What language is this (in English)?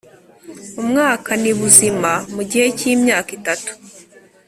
Kinyarwanda